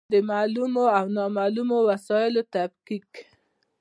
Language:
Pashto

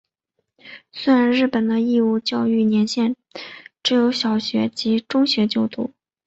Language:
Chinese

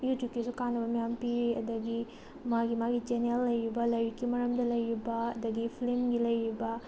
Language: Manipuri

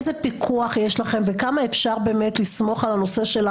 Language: Hebrew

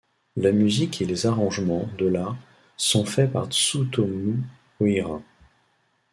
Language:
French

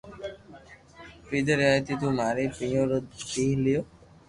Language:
Loarki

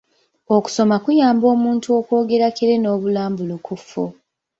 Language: Ganda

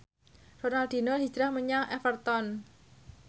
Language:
Javanese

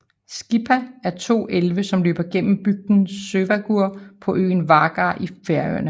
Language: Danish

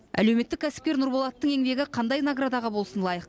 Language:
Kazakh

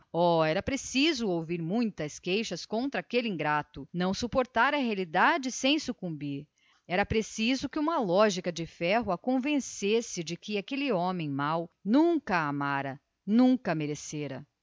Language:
Portuguese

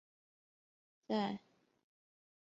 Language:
Chinese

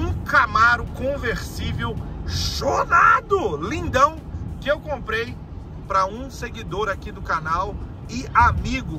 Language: Portuguese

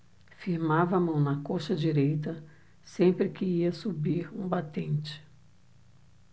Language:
Portuguese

